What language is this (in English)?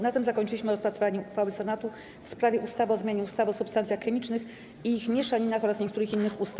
Polish